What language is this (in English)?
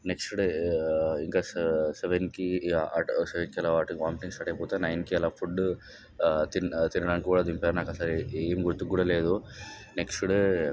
Telugu